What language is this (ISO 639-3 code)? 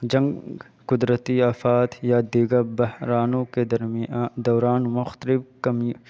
urd